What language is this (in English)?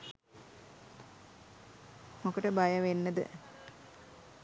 Sinhala